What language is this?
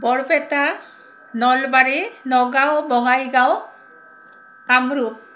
Assamese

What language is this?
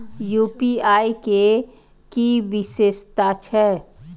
Maithili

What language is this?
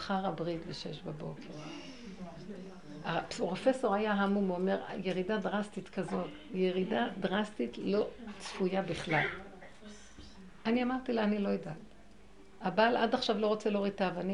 Hebrew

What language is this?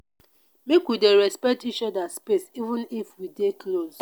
Nigerian Pidgin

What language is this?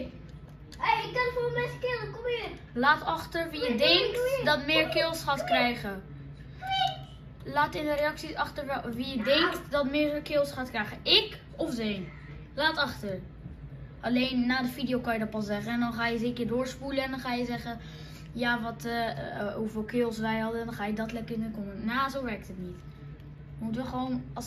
Dutch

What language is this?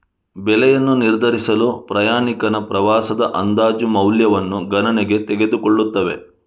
Kannada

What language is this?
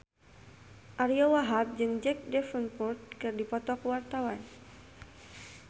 Sundanese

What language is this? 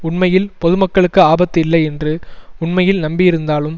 Tamil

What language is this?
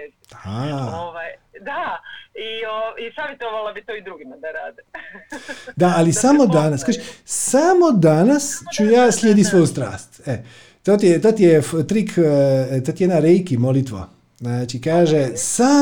Croatian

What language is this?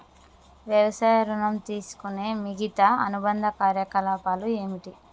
Telugu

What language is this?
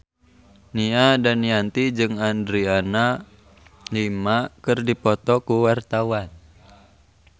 Sundanese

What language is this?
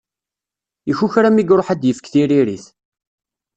Kabyle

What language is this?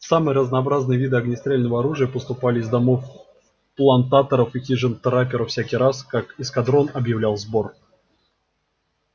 Russian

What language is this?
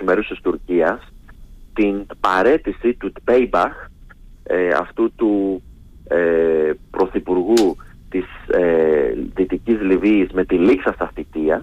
Greek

